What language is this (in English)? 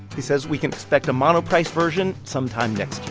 English